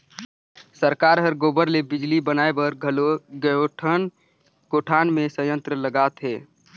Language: Chhattisgarhi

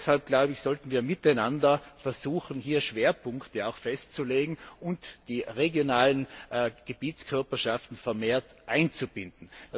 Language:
German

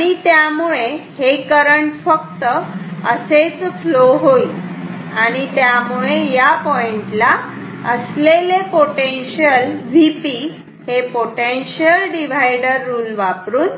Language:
Marathi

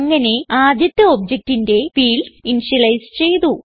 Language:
Malayalam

